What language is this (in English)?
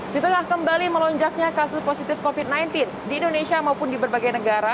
Indonesian